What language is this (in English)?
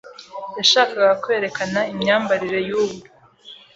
Kinyarwanda